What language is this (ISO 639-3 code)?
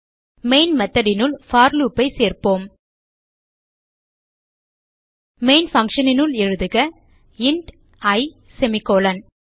tam